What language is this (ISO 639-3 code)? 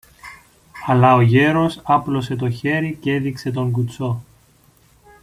ell